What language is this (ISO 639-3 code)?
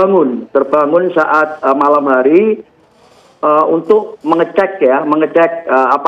ind